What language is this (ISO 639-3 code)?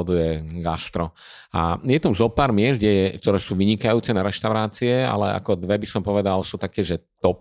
slk